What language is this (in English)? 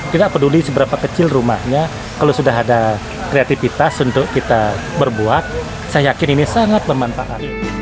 Indonesian